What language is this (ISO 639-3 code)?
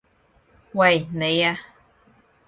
yue